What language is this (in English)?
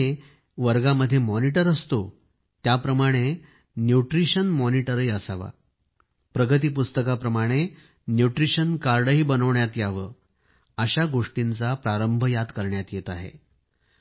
Marathi